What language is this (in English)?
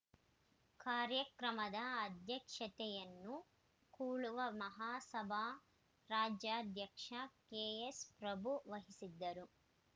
Kannada